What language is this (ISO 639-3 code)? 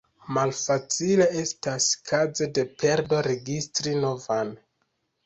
epo